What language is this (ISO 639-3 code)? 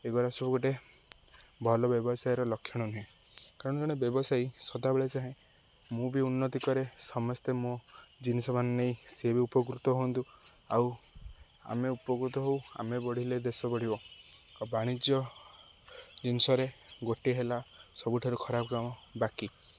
ori